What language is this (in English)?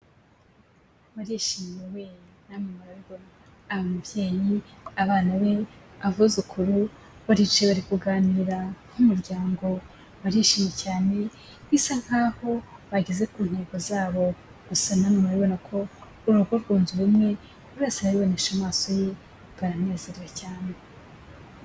Kinyarwanda